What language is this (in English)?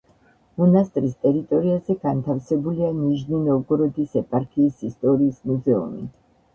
Georgian